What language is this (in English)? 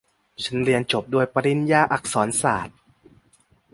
Thai